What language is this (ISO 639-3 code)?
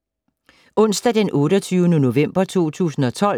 dan